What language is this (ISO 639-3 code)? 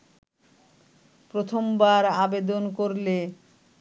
ben